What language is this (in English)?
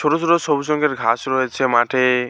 Bangla